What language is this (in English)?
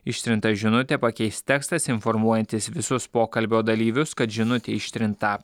Lithuanian